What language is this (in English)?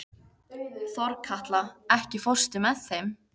Icelandic